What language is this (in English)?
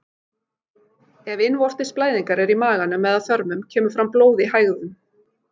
Icelandic